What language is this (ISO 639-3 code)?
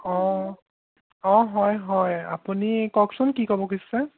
asm